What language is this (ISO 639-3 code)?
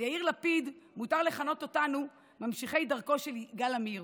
heb